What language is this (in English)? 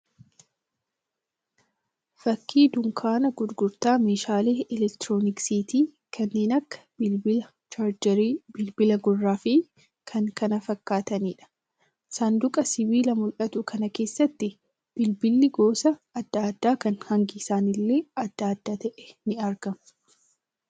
Oromo